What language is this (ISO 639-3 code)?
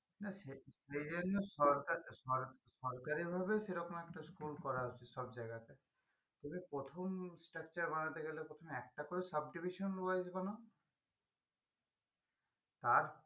ben